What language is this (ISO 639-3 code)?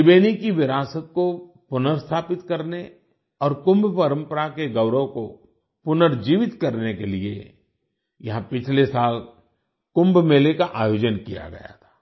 hin